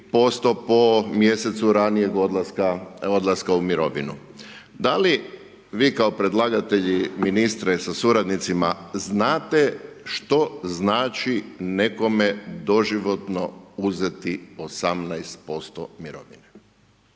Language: Croatian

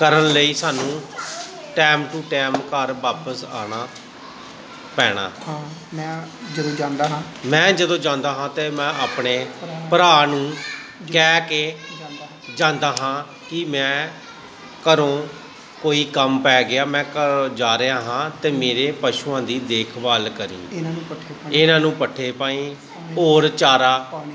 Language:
Punjabi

